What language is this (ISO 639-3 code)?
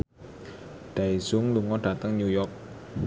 jav